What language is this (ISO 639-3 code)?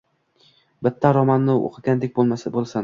uzb